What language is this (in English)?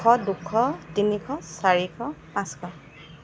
Assamese